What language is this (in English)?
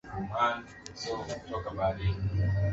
Swahili